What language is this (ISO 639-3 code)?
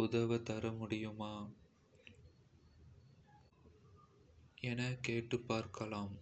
kfe